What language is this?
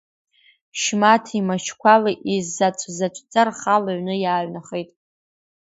Abkhazian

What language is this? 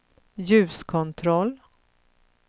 Swedish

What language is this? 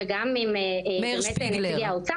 Hebrew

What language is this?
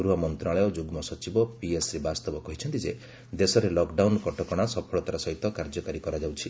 Odia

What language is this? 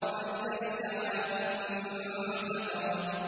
Arabic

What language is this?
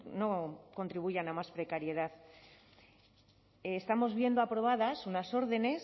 Spanish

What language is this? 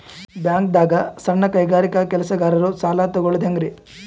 Kannada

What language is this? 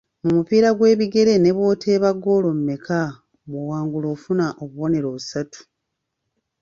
Ganda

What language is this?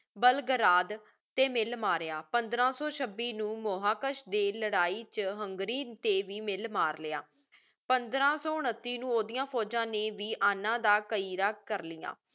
Punjabi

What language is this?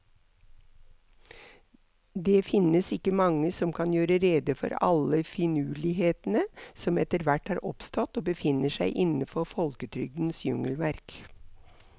Norwegian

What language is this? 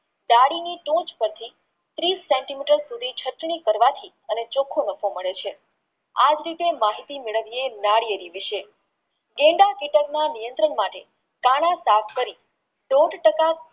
Gujarati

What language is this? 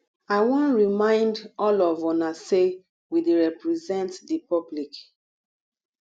Nigerian Pidgin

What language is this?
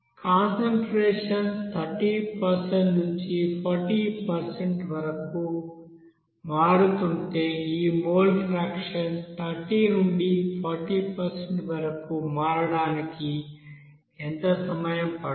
Telugu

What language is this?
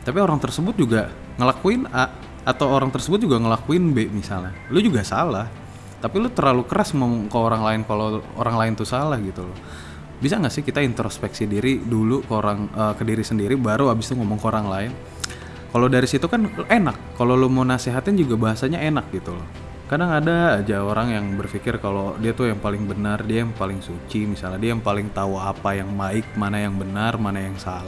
Indonesian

